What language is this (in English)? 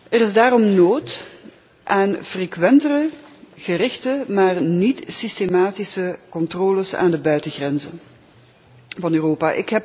Dutch